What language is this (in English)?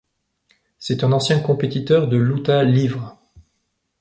French